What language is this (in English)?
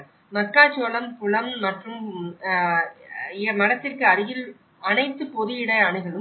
Tamil